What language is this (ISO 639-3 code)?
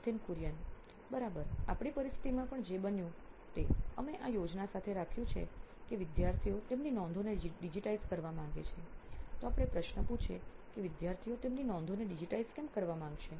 guj